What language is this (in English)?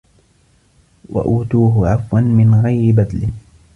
Arabic